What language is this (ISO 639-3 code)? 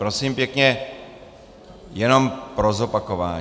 ces